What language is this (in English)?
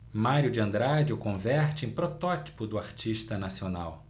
Portuguese